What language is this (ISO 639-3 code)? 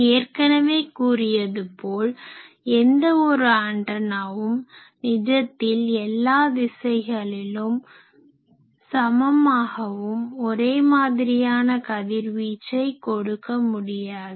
tam